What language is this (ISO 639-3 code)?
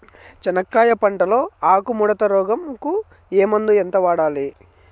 tel